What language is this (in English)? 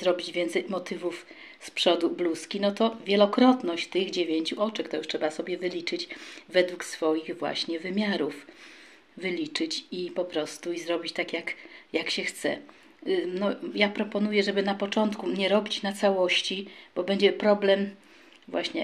Polish